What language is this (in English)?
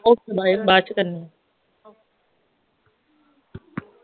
Punjabi